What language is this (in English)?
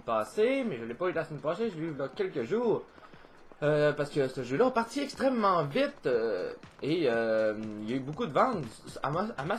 French